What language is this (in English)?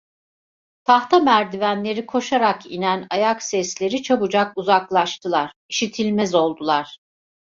Turkish